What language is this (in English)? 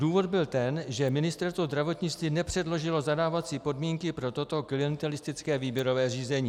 Czech